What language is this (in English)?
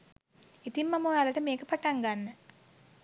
Sinhala